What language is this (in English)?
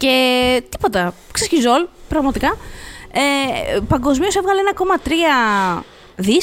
Greek